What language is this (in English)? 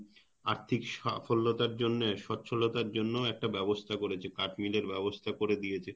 Bangla